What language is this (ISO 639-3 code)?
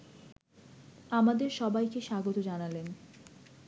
ben